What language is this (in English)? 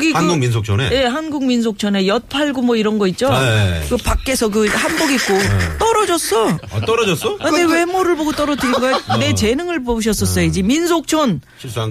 Korean